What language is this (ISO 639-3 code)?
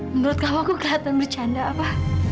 ind